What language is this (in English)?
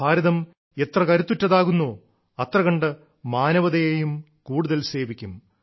Malayalam